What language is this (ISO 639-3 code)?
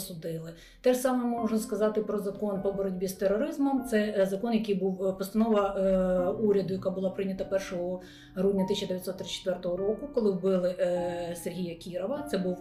ukr